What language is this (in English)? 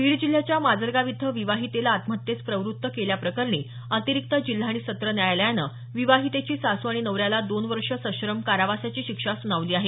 Marathi